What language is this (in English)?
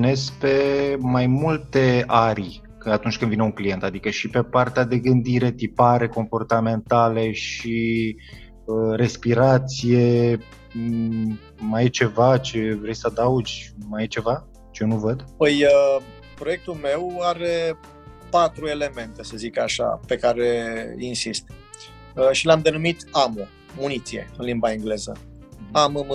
Romanian